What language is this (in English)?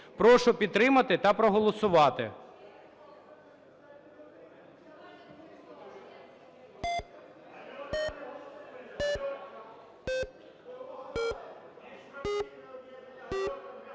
Ukrainian